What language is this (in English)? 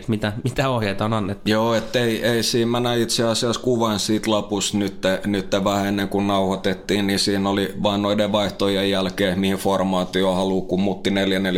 Finnish